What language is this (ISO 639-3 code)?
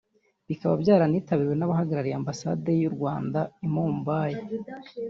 kin